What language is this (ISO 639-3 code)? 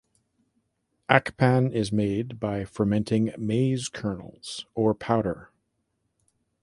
eng